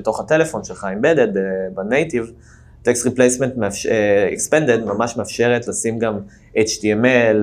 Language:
Hebrew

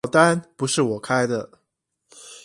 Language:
Chinese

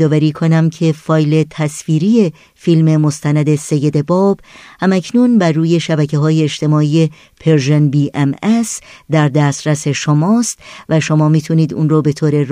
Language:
Persian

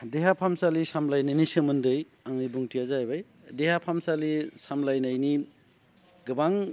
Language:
Bodo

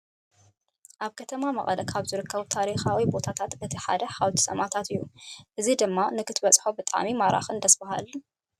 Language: Tigrinya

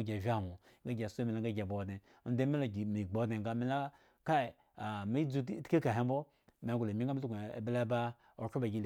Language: Eggon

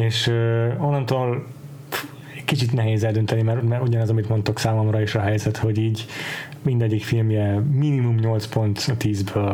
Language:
Hungarian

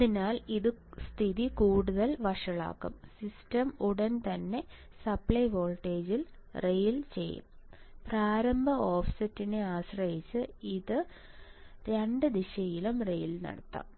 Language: Malayalam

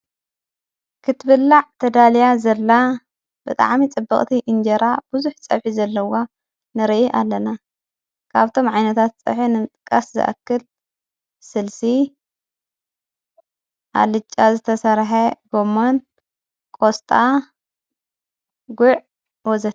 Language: Tigrinya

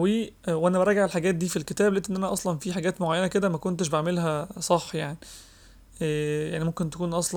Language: Arabic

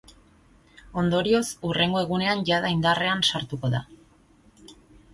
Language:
Basque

